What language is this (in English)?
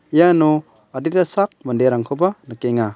Garo